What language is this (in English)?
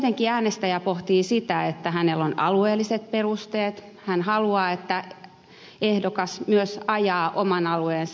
Finnish